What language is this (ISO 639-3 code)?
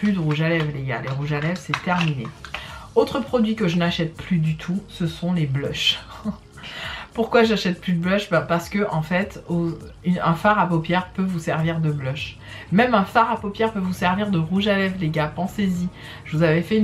fra